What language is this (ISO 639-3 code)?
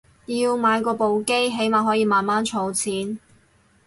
yue